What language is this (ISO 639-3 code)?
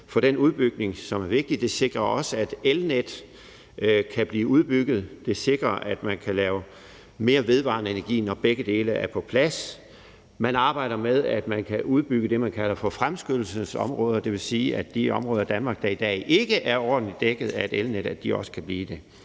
dan